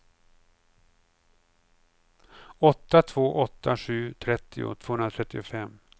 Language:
Swedish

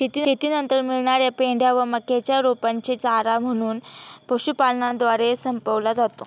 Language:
Marathi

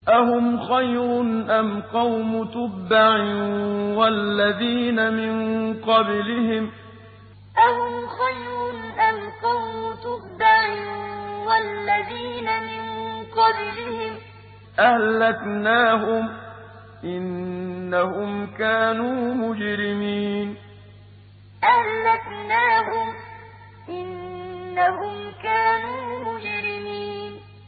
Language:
Arabic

